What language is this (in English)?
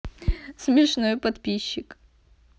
Russian